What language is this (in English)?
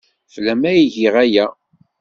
Kabyle